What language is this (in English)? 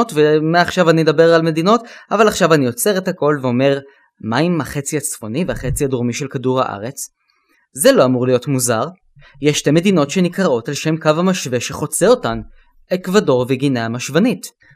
Hebrew